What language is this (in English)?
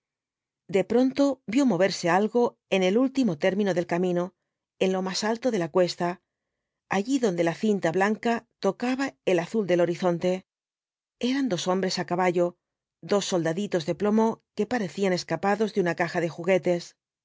Spanish